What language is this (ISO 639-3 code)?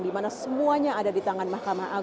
ind